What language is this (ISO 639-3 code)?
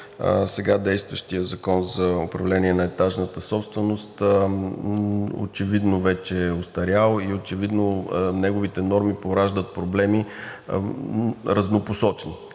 bul